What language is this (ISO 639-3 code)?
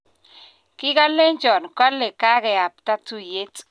kln